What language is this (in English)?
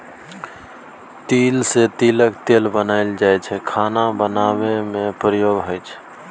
Maithili